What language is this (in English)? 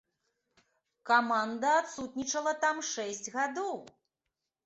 Belarusian